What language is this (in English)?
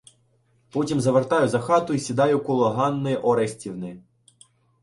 Ukrainian